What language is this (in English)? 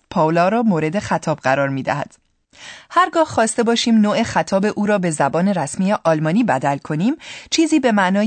Persian